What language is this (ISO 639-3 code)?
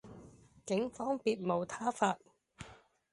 yue